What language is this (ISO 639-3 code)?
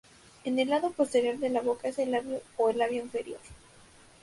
spa